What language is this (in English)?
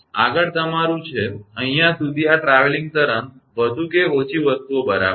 Gujarati